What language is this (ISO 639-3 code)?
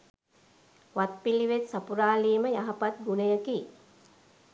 sin